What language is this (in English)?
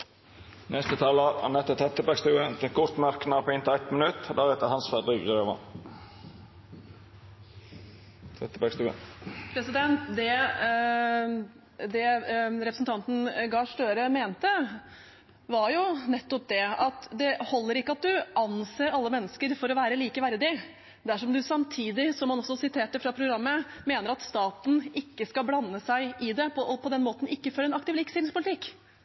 Norwegian